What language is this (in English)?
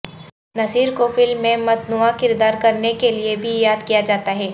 Urdu